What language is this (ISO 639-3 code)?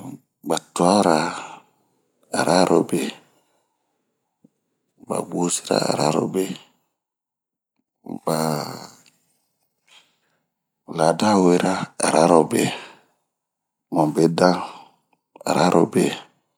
bmq